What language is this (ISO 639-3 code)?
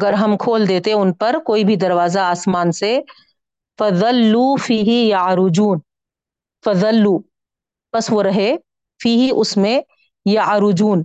urd